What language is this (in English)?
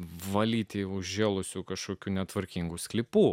Lithuanian